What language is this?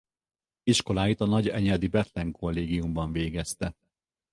Hungarian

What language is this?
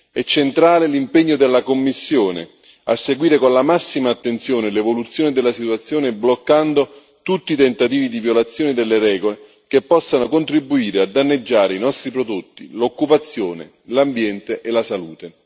Italian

